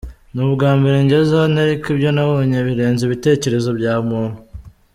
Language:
Kinyarwanda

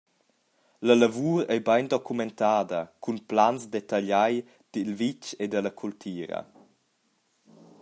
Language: Romansh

